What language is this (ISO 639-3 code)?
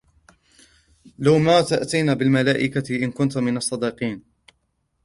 ara